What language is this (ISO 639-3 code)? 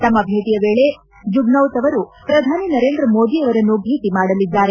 kan